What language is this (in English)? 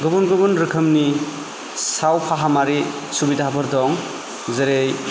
Bodo